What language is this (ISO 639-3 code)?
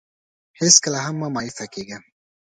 pus